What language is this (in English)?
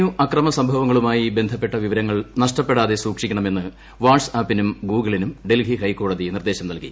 Malayalam